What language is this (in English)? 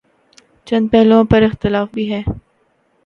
Urdu